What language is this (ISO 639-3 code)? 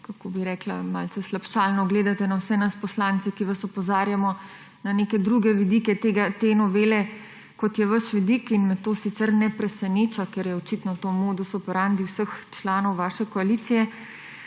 slv